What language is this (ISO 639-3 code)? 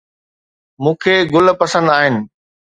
snd